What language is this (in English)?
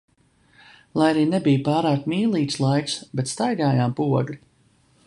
Latvian